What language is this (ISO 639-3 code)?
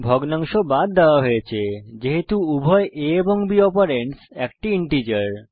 ben